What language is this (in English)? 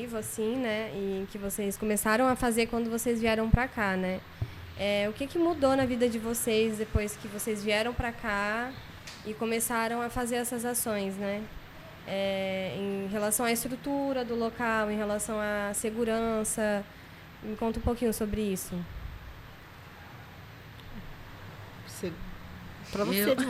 Portuguese